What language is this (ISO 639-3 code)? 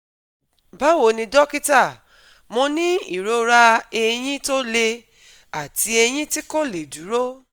yor